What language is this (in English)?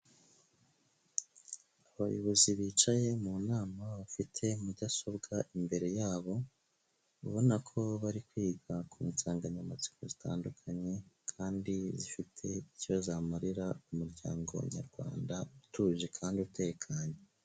Kinyarwanda